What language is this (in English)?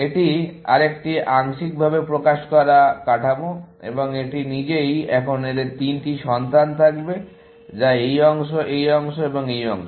Bangla